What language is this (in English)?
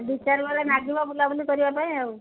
Odia